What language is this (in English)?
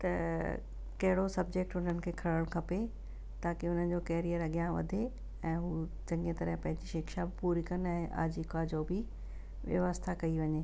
Sindhi